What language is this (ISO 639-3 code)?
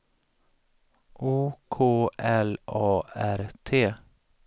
swe